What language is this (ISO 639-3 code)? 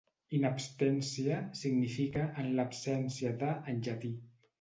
cat